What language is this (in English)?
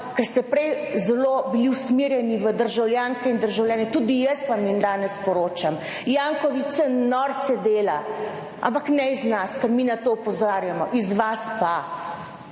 Slovenian